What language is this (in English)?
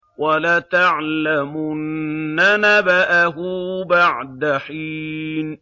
Arabic